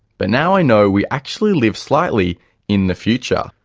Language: English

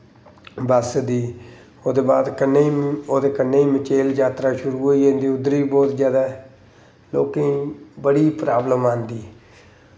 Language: Dogri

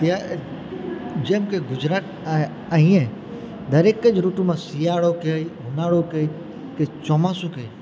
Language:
Gujarati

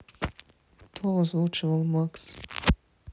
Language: Russian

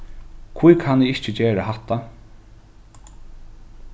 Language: Faroese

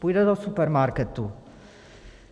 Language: Czech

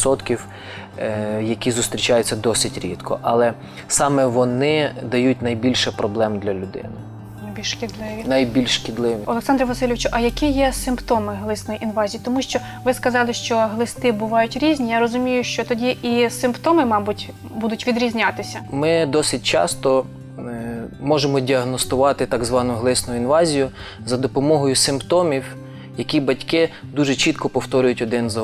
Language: Ukrainian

